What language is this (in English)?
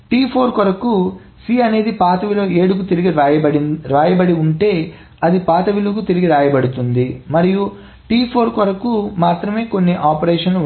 Telugu